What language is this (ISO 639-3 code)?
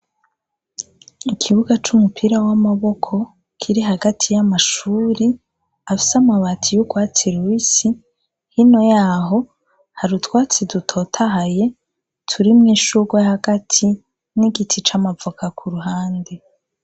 run